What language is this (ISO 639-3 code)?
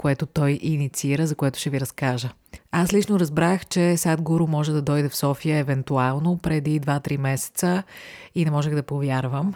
bul